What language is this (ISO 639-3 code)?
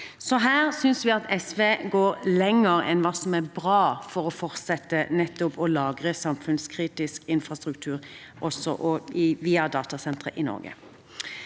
nor